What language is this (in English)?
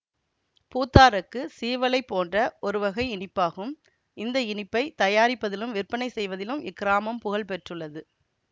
Tamil